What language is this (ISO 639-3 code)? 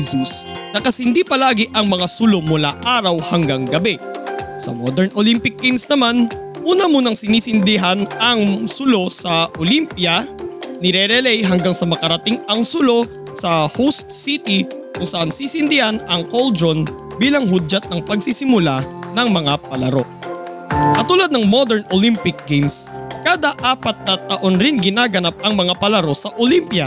fil